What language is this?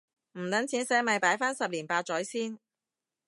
Cantonese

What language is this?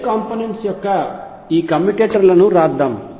Telugu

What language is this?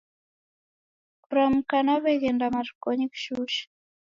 Taita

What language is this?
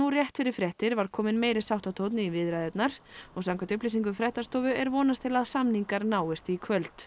Icelandic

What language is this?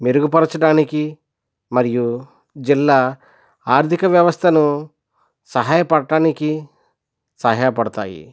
Telugu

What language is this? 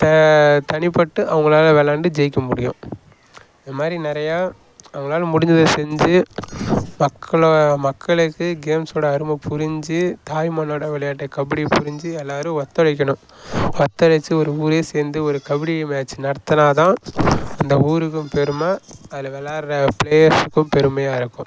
Tamil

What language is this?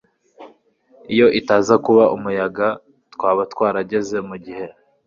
Kinyarwanda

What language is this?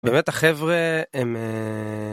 Hebrew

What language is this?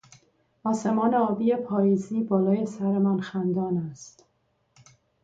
Persian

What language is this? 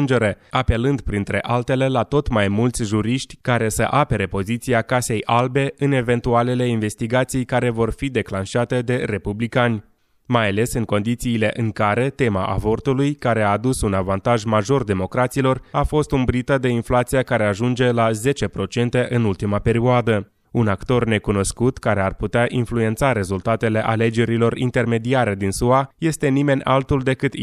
Romanian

